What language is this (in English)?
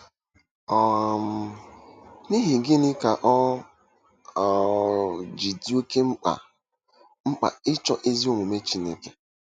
Igbo